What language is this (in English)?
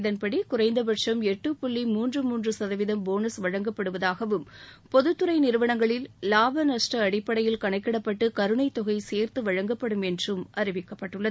Tamil